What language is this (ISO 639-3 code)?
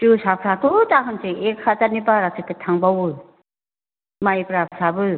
brx